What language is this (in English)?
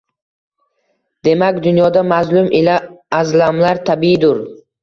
Uzbek